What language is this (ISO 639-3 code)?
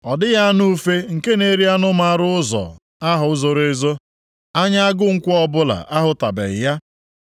ibo